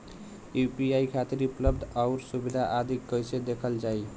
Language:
Bhojpuri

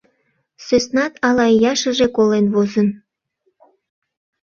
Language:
Mari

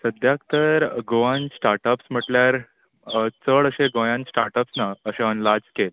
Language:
Konkani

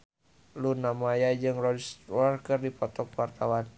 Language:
Sundanese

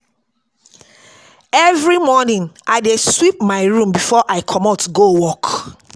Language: Nigerian Pidgin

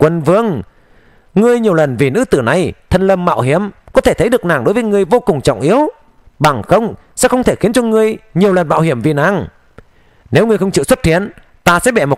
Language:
Vietnamese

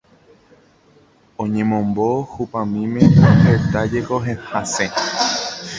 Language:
Guarani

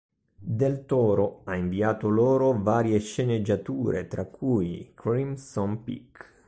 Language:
Italian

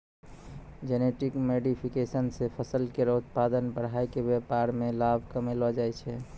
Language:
Maithili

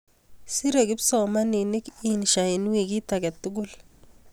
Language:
Kalenjin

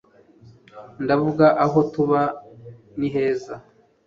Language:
Kinyarwanda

